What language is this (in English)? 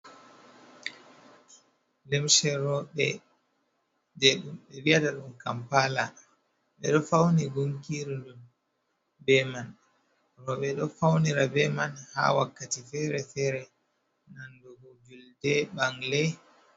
Fula